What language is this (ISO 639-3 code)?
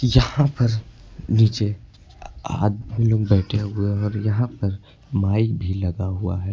hin